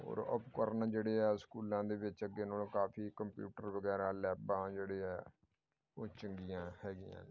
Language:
Punjabi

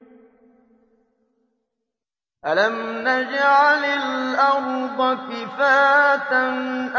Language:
Arabic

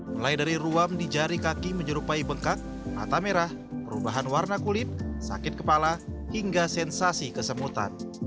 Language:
Indonesian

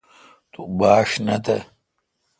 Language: Kalkoti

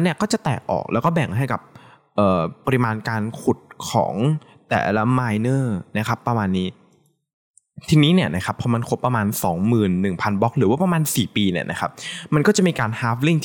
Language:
Thai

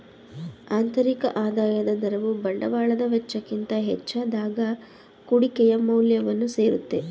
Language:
Kannada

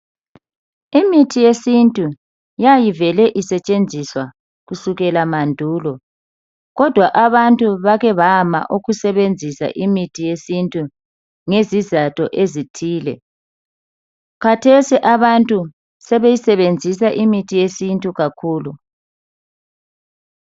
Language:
North Ndebele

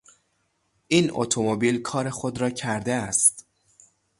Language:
Persian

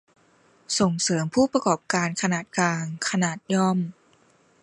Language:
Thai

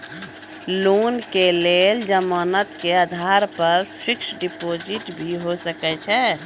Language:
Maithili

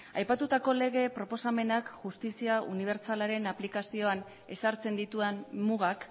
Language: Basque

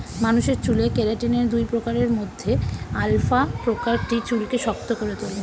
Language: Bangla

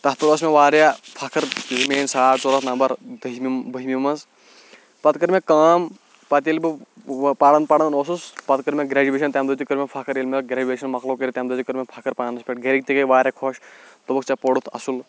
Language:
Kashmiri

